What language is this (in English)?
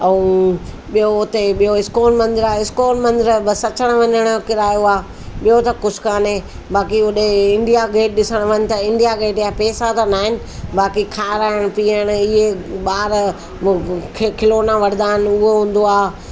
Sindhi